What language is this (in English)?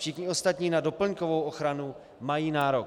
Czech